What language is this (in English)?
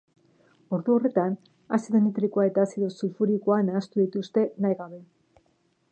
Basque